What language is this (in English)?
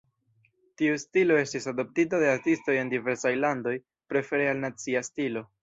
Esperanto